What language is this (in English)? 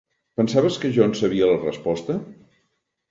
Catalan